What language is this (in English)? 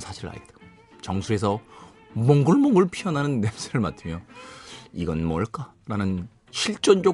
Korean